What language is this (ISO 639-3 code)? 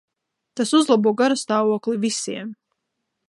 lav